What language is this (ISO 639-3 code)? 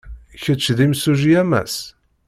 kab